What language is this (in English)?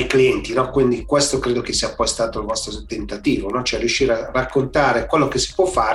Italian